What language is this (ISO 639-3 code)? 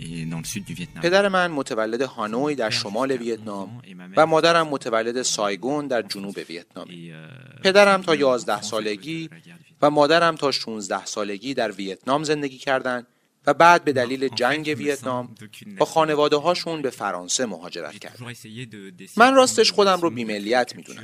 fas